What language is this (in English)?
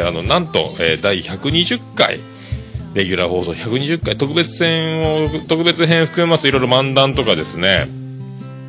Japanese